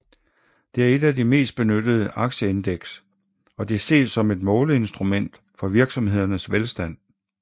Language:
Danish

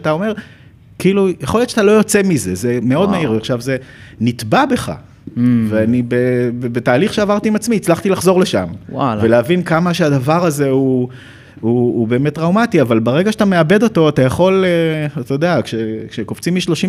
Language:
Hebrew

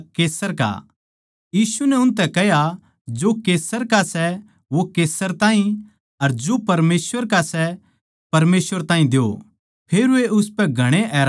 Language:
Haryanvi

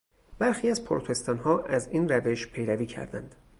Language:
Persian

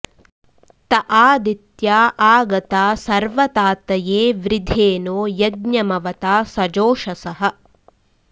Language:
Sanskrit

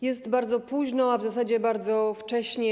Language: Polish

